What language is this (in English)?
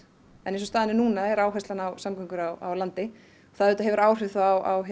Icelandic